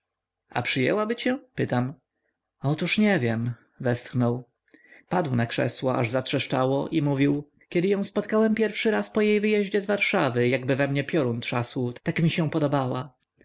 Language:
Polish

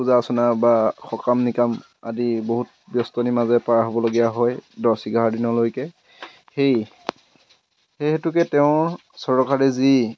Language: Assamese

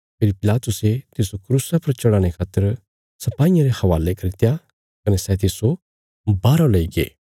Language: Bilaspuri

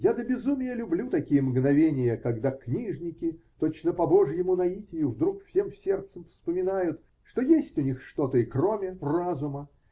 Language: Russian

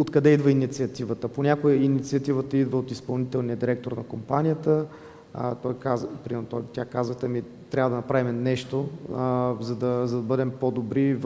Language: Bulgarian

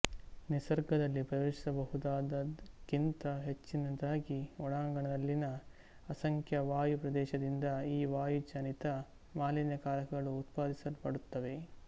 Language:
Kannada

